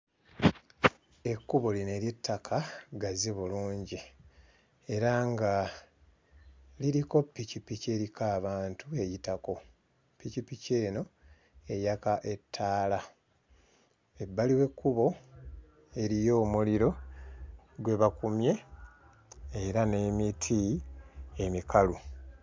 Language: Ganda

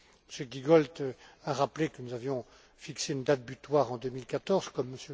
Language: French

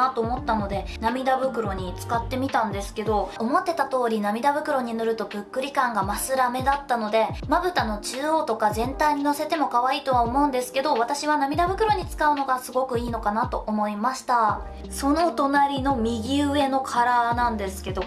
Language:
Japanese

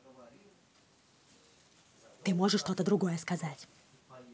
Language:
Russian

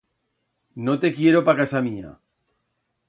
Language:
Aragonese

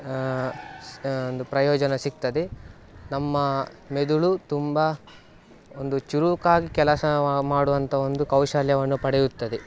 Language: Kannada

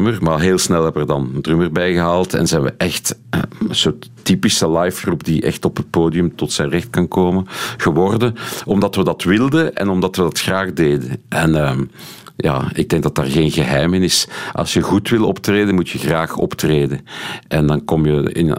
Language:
Dutch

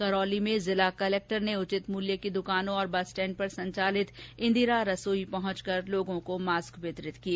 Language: Hindi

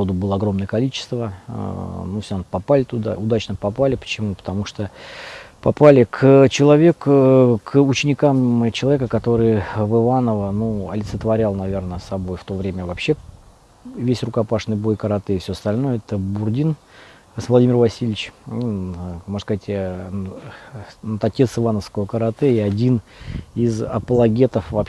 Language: Russian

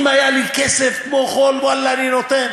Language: Hebrew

